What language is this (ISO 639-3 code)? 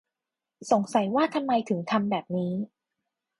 tha